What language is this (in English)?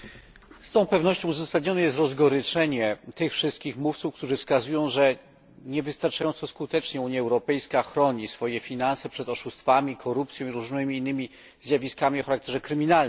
Polish